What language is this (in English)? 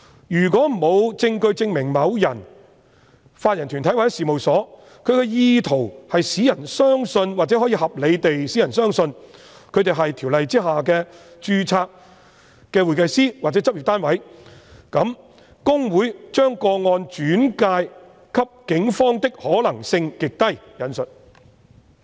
Cantonese